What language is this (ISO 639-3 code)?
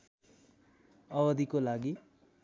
nep